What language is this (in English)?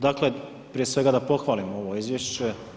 Croatian